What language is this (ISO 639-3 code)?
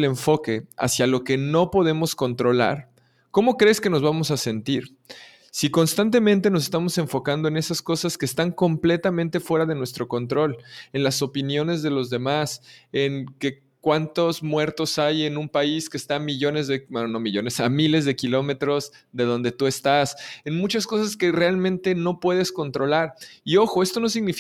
spa